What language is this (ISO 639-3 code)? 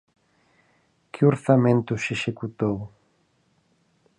glg